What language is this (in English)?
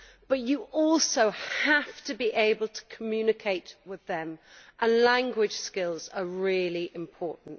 English